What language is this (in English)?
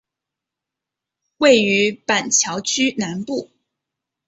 Chinese